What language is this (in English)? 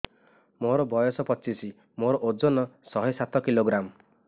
Odia